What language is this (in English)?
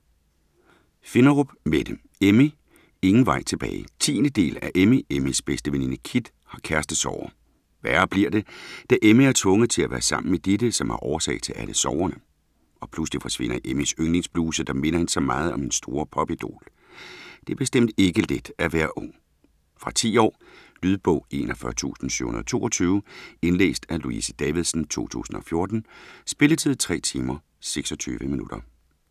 Danish